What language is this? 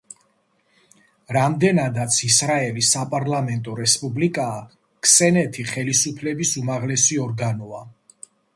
Georgian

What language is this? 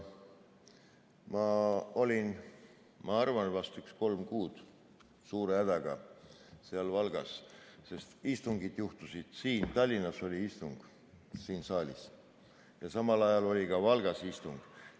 Estonian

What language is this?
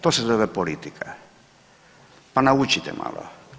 Croatian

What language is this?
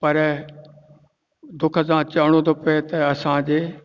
Sindhi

